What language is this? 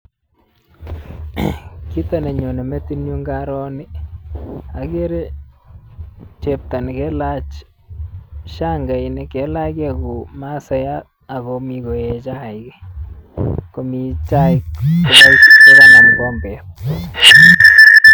Kalenjin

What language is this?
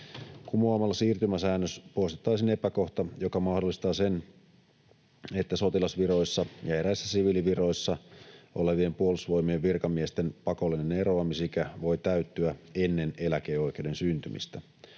Finnish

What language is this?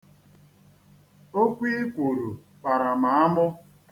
Igbo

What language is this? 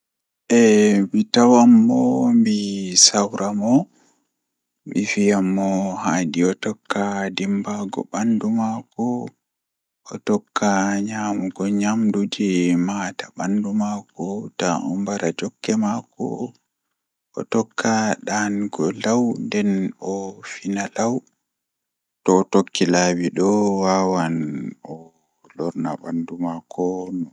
Fula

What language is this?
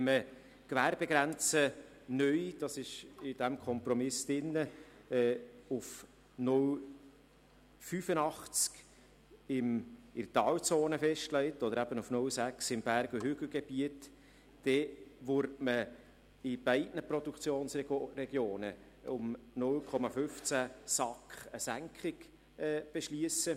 Swiss German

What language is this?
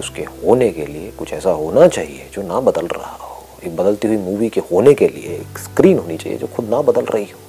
Hindi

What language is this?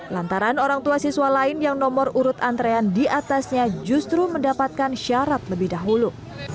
Indonesian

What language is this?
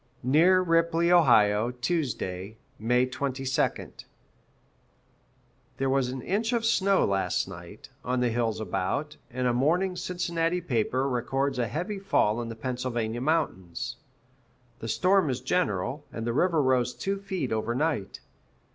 English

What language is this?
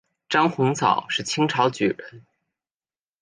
Chinese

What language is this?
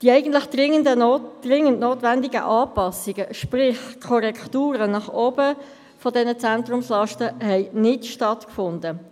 Swiss German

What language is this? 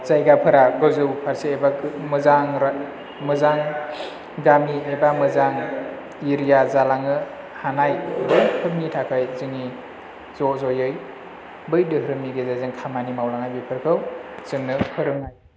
Bodo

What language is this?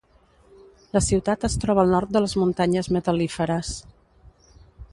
Catalan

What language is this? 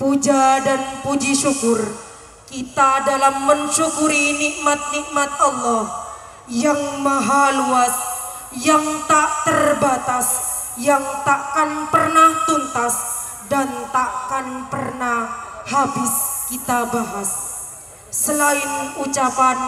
Indonesian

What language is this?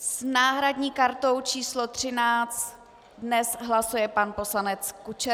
Czech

